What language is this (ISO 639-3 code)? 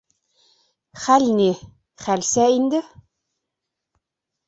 bak